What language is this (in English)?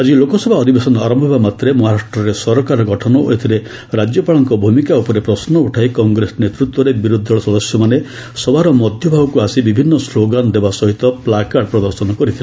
Odia